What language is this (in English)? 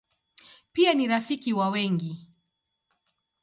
Swahili